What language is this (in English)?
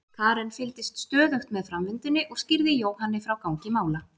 Icelandic